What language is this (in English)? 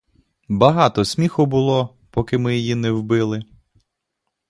Ukrainian